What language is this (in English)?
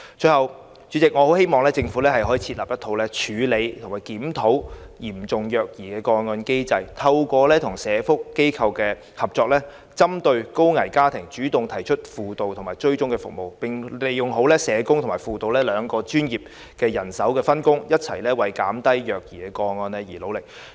Cantonese